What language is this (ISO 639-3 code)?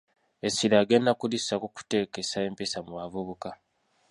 lug